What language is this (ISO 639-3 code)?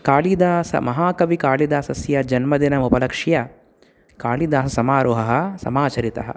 san